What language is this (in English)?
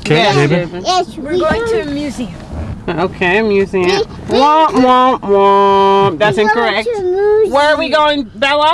English